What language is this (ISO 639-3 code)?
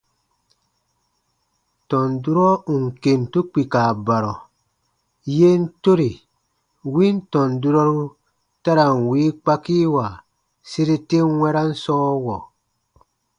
bba